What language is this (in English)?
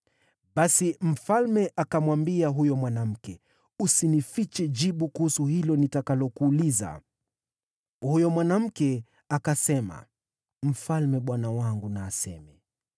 Swahili